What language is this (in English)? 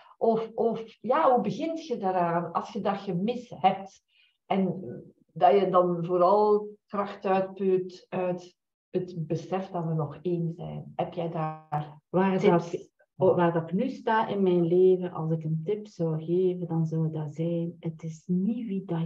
Dutch